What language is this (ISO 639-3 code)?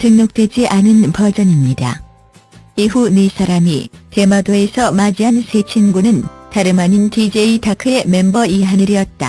kor